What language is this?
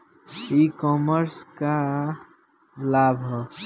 Bhojpuri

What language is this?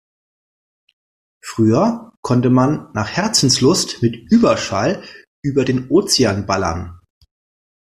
German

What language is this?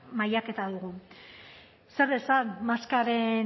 Basque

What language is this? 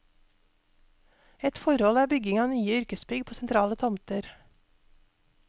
Norwegian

